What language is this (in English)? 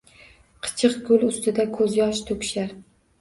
Uzbek